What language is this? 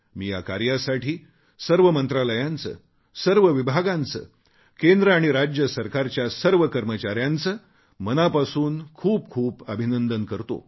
Marathi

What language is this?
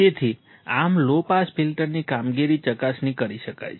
Gujarati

